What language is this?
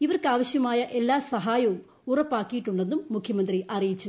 Malayalam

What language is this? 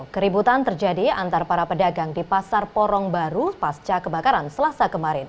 Indonesian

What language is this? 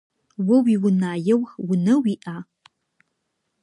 Adyghe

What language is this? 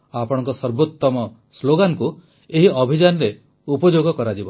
Odia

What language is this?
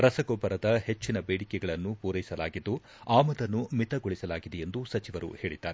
Kannada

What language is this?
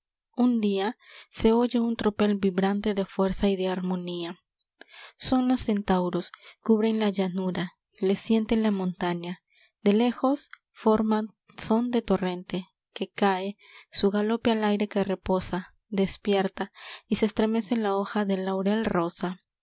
Spanish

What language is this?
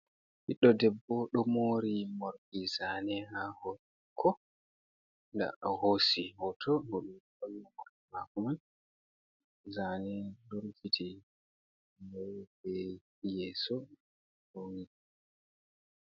Fula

